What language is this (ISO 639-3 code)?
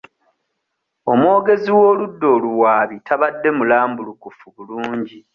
lug